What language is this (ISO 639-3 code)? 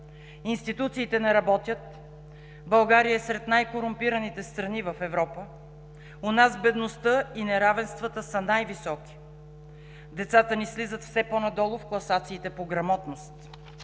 bul